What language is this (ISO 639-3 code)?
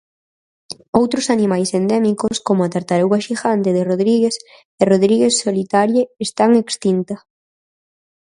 glg